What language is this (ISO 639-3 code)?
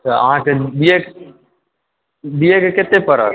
mai